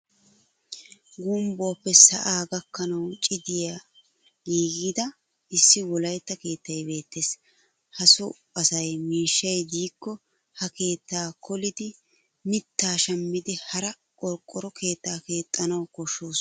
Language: Wolaytta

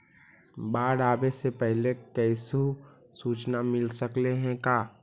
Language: Magahi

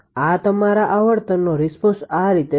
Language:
Gujarati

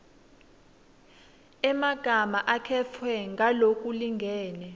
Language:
Swati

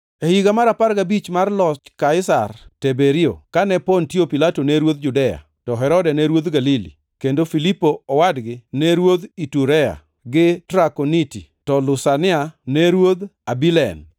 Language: Luo (Kenya and Tanzania)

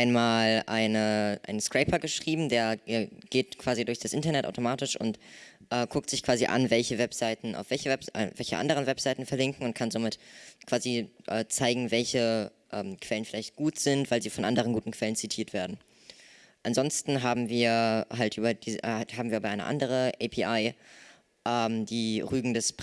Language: German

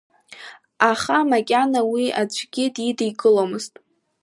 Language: Abkhazian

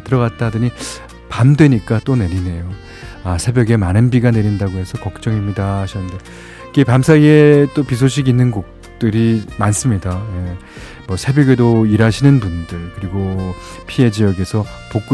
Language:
Korean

